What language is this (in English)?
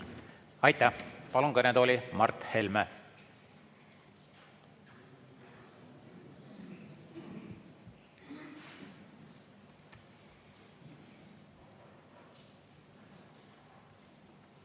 Estonian